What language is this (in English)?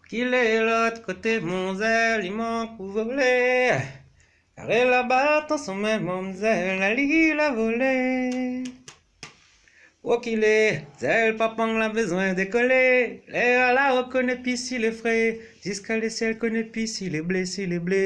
Haitian Creole